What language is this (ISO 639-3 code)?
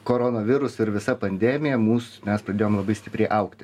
lit